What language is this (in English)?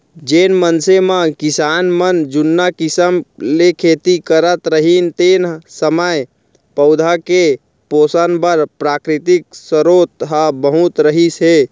Chhattisgarhi